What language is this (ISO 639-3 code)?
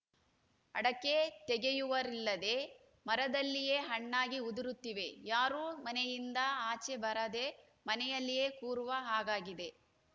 kan